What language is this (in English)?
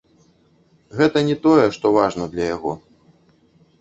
Belarusian